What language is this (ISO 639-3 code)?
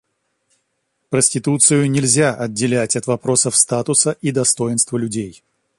rus